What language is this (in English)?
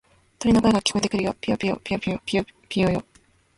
Japanese